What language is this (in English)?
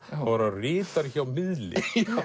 Icelandic